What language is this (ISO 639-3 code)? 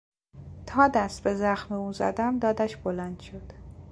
fas